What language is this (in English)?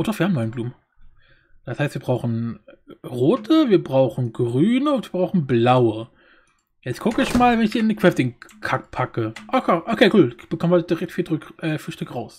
German